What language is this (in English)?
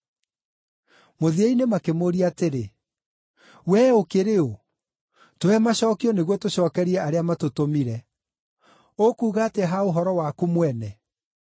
Kikuyu